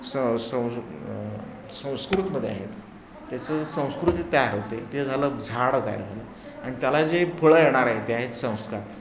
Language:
Marathi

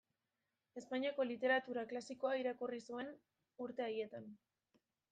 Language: Basque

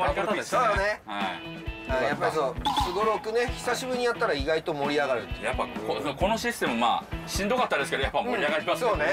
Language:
Japanese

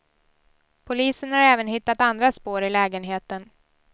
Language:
Swedish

